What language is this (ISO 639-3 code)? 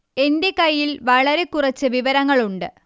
mal